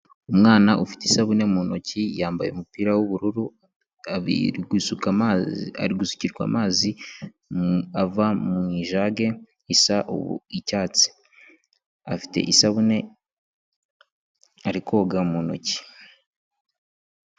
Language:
Kinyarwanda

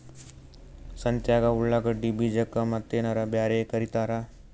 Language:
Kannada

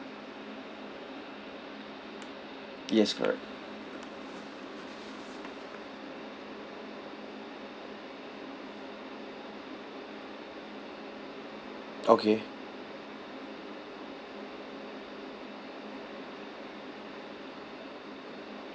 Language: English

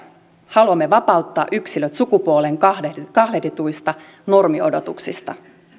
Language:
Finnish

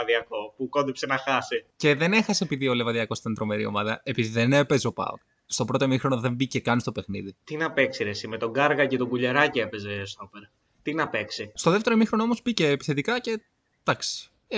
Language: Greek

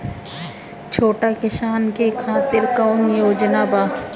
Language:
Bhojpuri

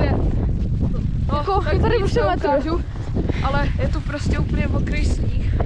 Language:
Czech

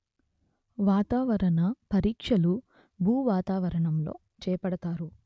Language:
Telugu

